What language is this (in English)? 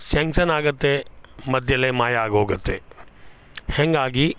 Kannada